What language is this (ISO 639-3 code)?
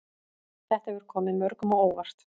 isl